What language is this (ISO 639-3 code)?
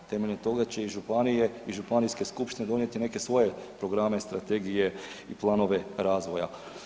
hrv